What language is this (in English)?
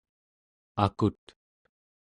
Central Yupik